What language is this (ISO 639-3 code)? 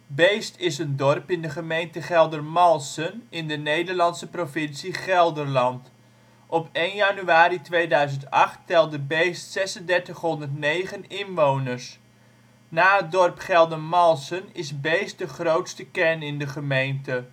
nld